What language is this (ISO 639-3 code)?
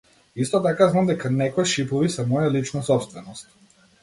mkd